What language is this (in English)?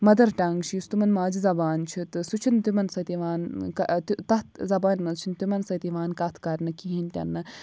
Kashmiri